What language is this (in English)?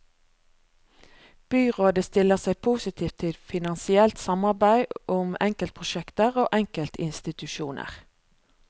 Norwegian